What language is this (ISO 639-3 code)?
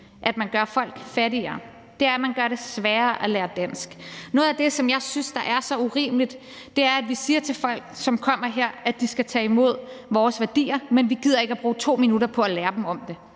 dan